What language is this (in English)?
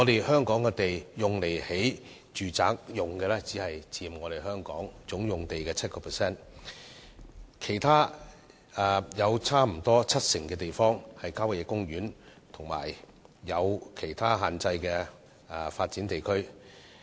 Cantonese